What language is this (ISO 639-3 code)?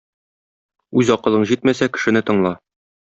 tat